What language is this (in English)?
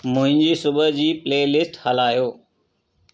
Sindhi